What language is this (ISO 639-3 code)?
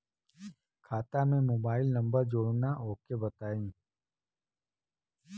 bho